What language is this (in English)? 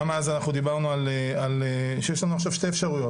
Hebrew